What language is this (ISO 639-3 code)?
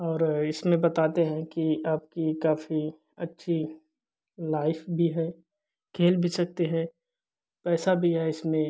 hin